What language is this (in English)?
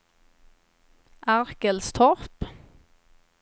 Swedish